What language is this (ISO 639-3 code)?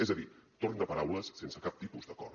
cat